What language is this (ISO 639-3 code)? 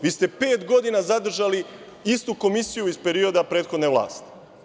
srp